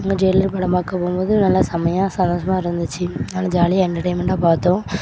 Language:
Tamil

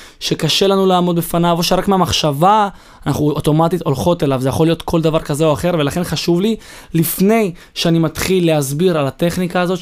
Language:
Hebrew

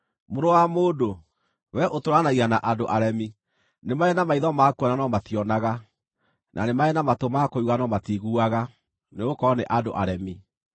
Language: Kikuyu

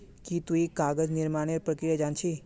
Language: Magahi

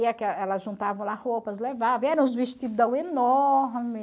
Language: Portuguese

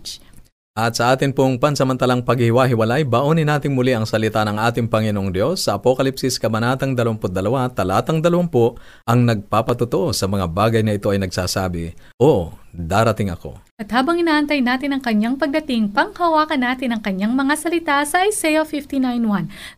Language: Filipino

